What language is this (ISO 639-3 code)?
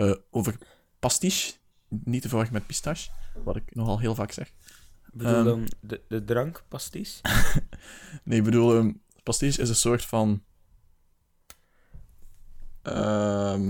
nld